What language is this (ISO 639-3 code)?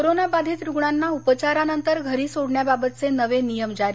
mar